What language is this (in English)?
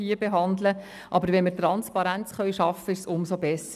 Swiss German